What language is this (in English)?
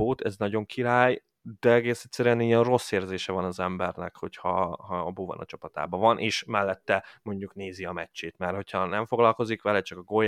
Hungarian